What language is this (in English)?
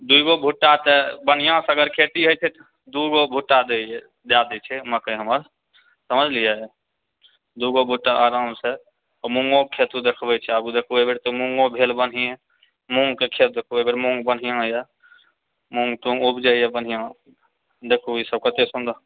Maithili